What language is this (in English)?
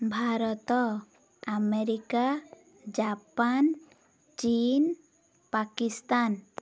Odia